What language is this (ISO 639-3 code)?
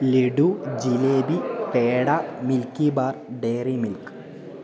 mal